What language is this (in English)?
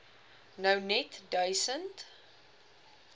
Afrikaans